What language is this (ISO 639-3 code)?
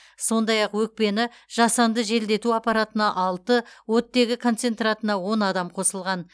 kaz